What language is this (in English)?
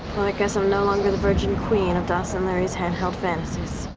English